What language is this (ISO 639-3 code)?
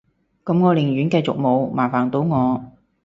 yue